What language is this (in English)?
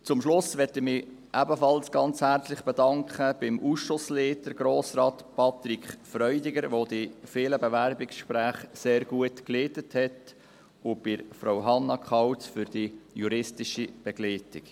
Swiss German